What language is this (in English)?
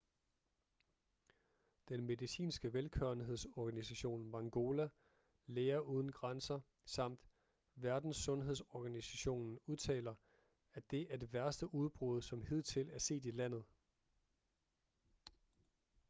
Danish